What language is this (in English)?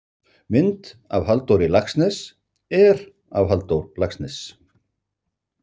Icelandic